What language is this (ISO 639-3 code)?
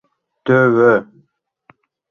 chm